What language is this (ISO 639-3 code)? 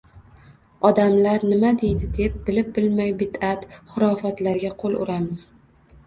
uzb